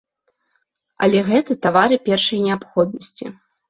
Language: Belarusian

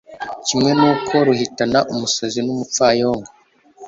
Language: Kinyarwanda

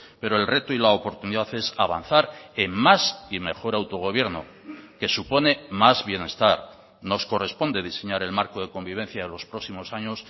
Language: Spanish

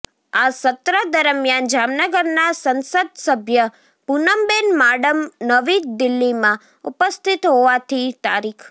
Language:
Gujarati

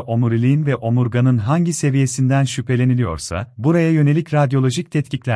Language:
Turkish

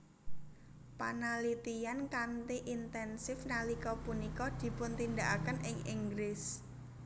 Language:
Javanese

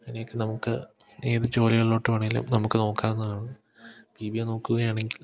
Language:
Malayalam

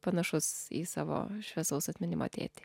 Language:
Lithuanian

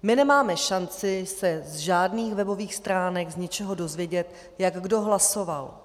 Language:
Czech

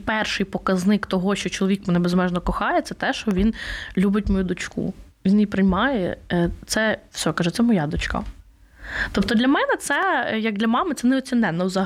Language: Ukrainian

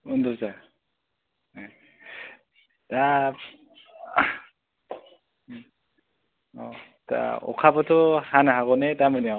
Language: Bodo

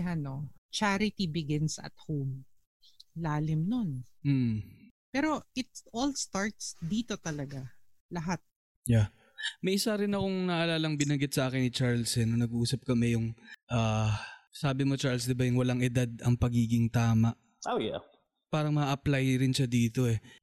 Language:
Filipino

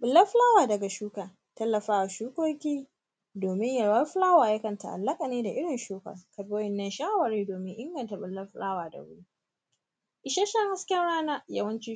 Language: Hausa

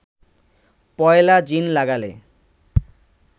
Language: Bangla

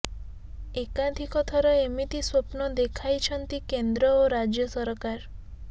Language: Odia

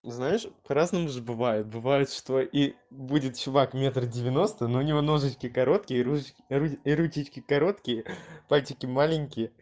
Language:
Russian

